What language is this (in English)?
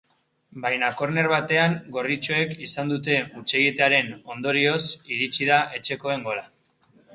Basque